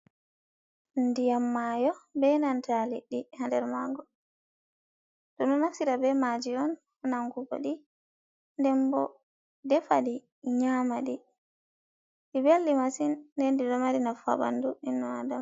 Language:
Fula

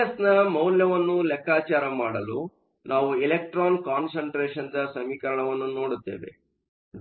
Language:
Kannada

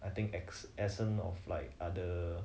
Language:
English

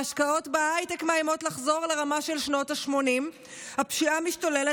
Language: Hebrew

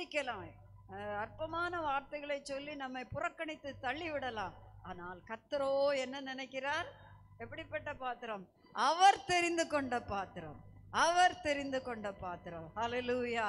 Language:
Italian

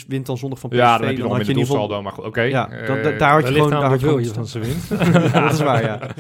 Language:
Dutch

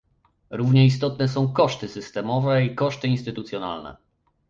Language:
Polish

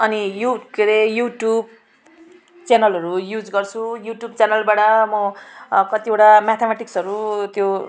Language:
Nepali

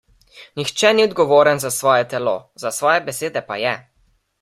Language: Slovenian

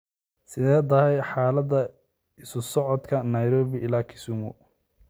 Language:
Somali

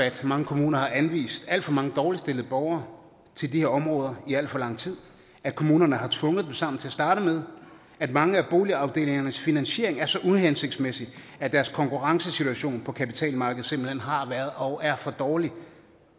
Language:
Danish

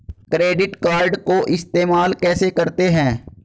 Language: Hindi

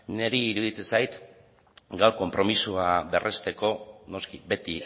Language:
Basque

